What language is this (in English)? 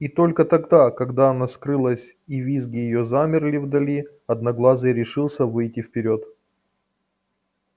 Russian